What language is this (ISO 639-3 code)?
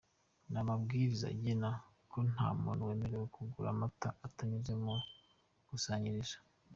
kin